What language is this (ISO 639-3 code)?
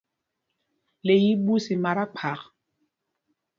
mgg